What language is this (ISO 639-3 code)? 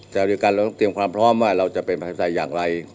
tha